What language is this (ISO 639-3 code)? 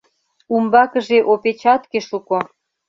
chm